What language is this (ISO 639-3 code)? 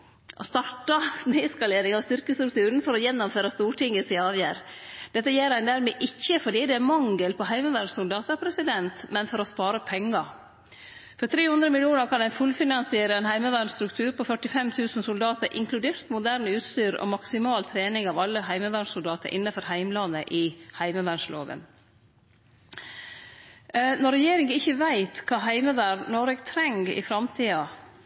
nno